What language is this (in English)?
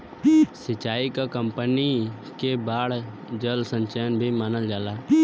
Bhojpuri